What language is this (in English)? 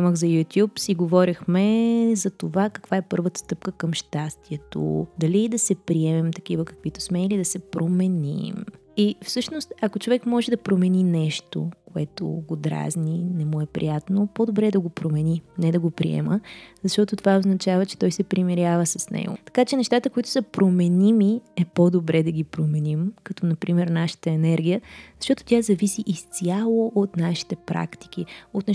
Bulgarian